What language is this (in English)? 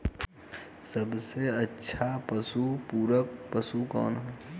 Bhojpuri